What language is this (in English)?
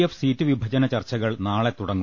Malayalam